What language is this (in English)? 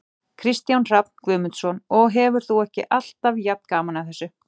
Icelandic